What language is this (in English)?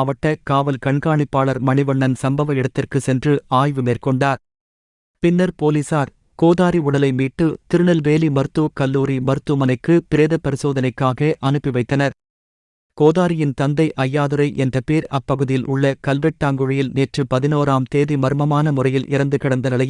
Turkish